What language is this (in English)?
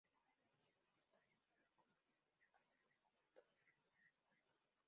Spanish